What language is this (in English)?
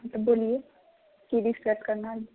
Maithili